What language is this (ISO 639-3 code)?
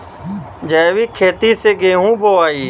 bho